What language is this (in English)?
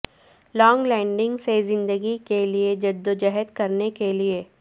Urdu